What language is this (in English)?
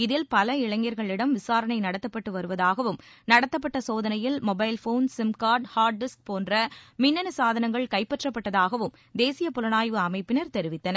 Tamil